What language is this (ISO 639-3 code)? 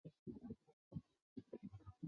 zho